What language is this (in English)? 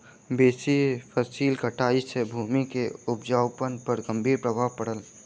Maithili